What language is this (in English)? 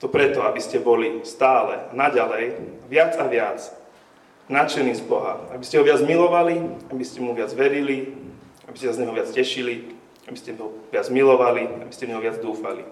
Slovak